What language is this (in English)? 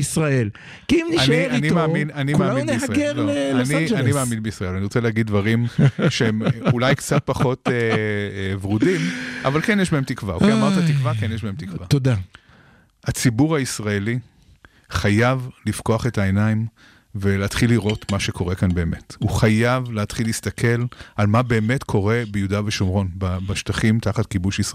Hebrew